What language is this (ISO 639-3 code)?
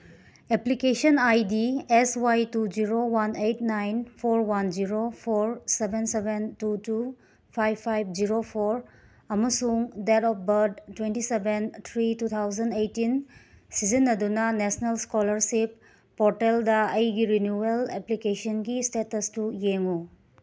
mni